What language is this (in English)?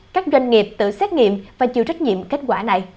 Vietnamese